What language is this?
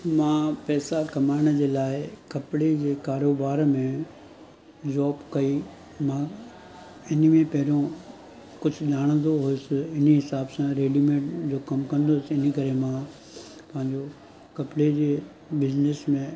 Sindhi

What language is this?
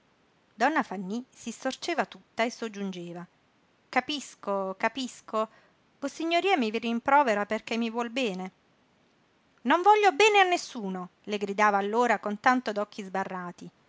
Italian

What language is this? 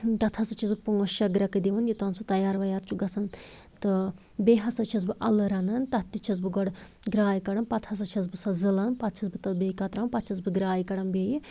Kashmiri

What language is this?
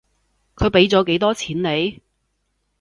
Cantonese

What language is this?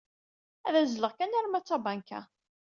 Kabyle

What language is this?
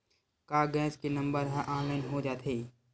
Chhattisgarhi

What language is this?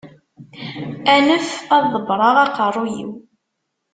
Kabyle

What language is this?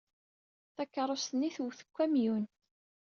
Kabyle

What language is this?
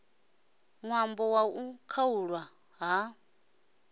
Venda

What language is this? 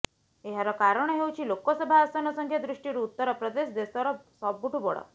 Odia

